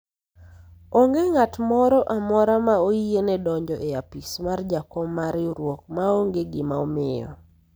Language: Luo (Kenya and Tanzania)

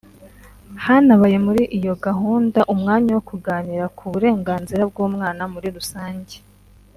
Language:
Kinyarwanda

